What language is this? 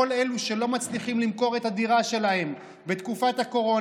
Hebrew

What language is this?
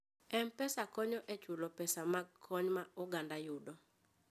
Luo (Kenya and Tanzania)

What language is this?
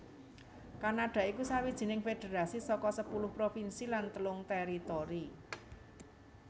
Javanese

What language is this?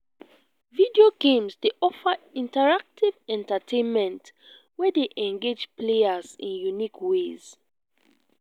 Nigerian Pidgin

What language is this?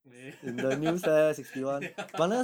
English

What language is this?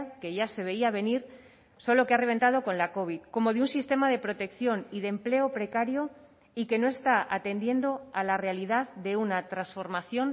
Spanish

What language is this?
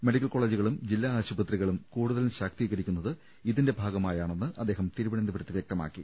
Malayalam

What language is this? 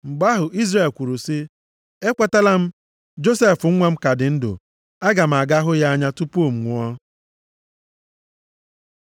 Igbo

